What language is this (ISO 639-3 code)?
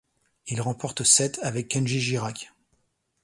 fra